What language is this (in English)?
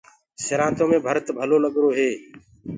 Gurgula